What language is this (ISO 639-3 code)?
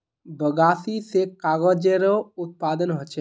mag